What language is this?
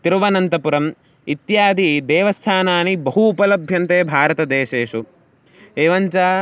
Sanskrit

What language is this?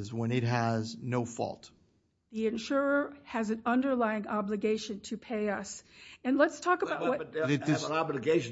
English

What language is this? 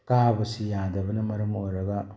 Manipuri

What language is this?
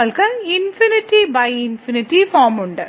Malayalam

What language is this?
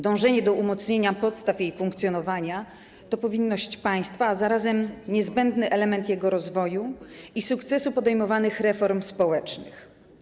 Polish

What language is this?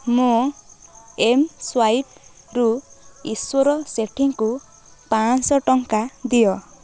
Odia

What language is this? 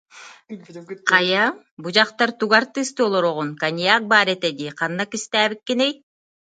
Yakut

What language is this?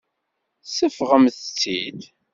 Kabyle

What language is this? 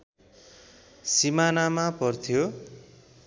Nepali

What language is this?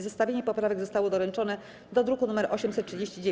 Polish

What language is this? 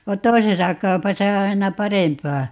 Finnish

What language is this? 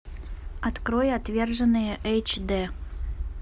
Russian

